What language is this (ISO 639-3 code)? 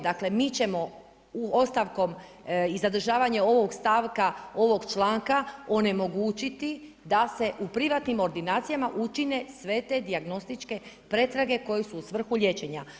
hrv